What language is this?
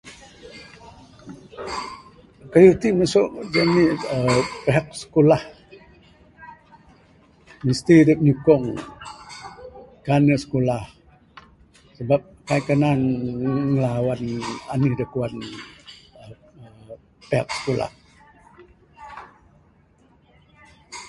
Bukar-Sadung Bidayuh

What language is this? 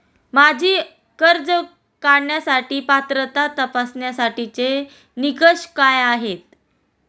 Marathi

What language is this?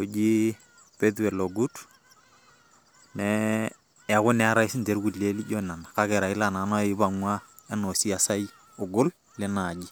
Masai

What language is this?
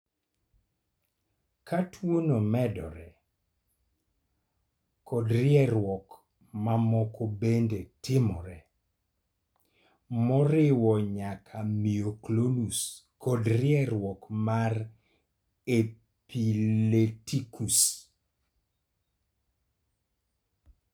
Luo (Kenya and Tanzania)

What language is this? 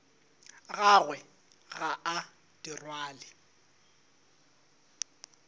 Northern Sotho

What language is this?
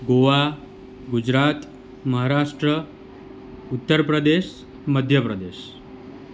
Gujarati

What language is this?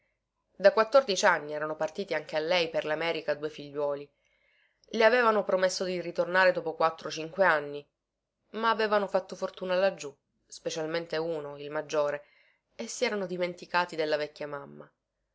Italian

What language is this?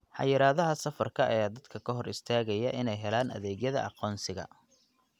Somali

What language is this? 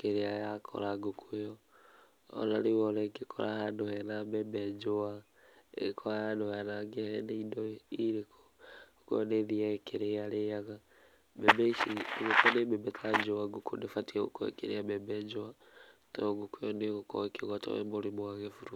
Kikuyu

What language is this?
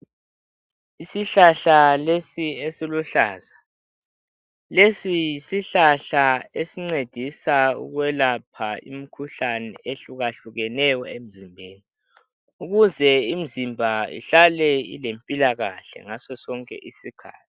North Ndebele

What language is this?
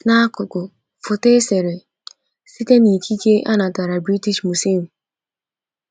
Igbo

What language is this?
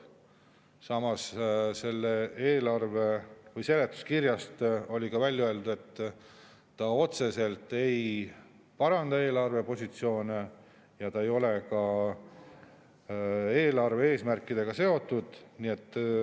Estonian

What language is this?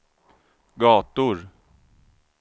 Swedish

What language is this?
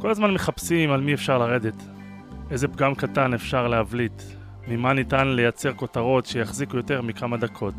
Hebrew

